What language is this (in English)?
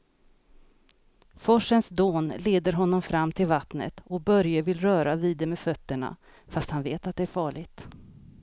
Swedish